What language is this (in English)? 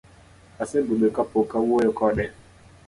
Luo (Kenya and Tanzania)